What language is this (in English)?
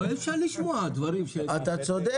Hebrew